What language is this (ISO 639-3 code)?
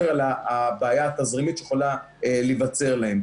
heb